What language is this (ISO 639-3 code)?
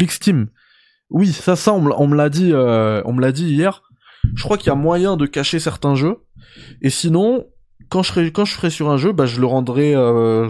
fra